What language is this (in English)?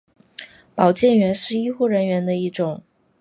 Chinese